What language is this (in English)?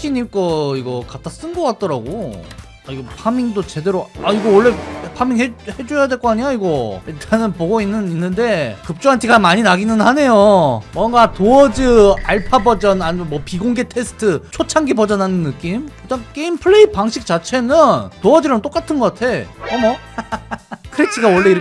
Korean